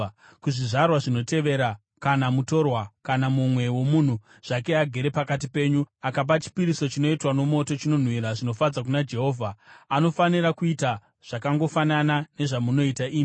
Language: Shona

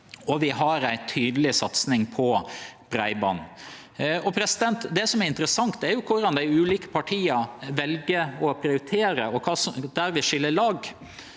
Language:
Norwegian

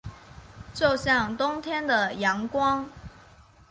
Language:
Chinese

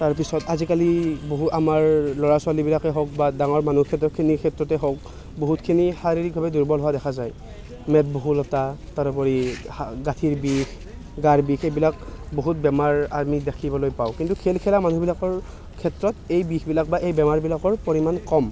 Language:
Assamese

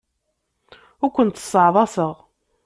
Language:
Kabyle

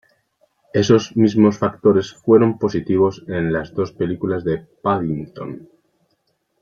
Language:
Spanish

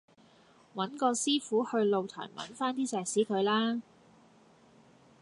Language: Cantonese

